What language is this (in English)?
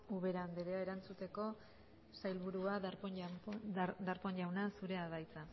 Basque